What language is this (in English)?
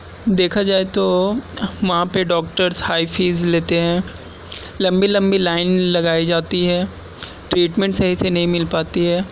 Urdu